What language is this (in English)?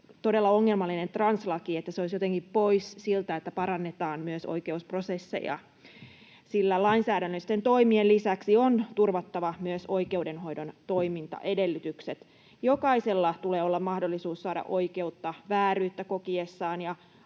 Finnish